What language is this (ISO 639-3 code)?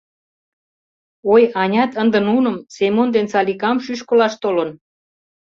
chm